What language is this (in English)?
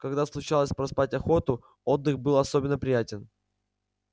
Russian